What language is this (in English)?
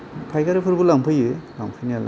Bodo